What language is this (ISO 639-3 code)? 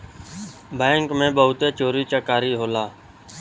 bho